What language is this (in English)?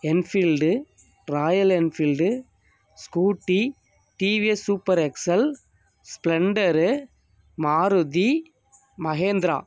Tamil